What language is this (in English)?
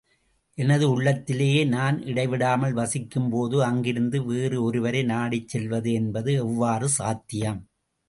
Tamil